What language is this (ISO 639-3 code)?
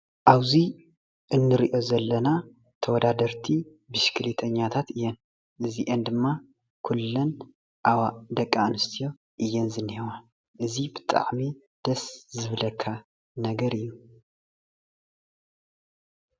tir